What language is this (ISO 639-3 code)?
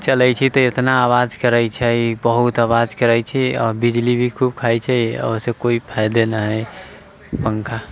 mai